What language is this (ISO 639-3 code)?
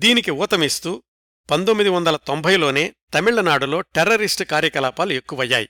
tel